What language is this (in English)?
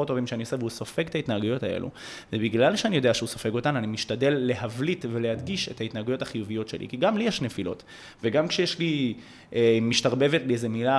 Hebrew